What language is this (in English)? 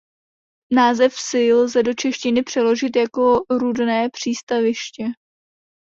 Czech